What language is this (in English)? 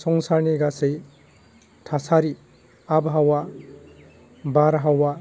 Bodo